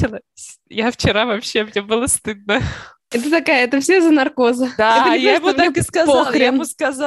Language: Russian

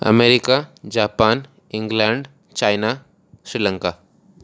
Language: Odia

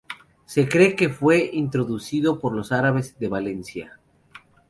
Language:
Spanish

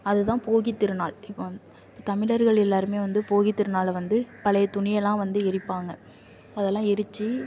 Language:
Tamil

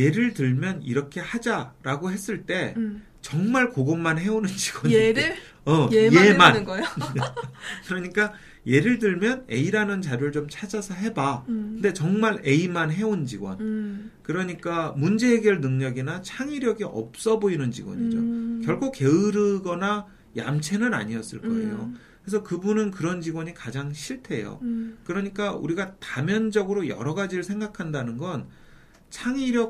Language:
Korean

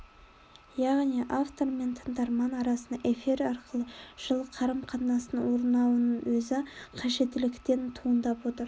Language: Kazakh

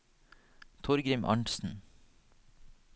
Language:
Norwegian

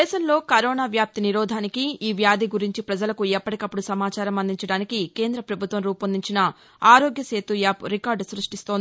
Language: Telugu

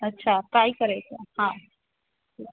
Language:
Sindhi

